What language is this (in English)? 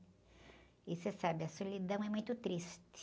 Portuguese